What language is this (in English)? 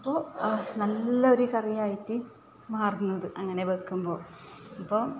Malayalam